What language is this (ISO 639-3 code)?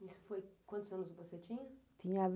por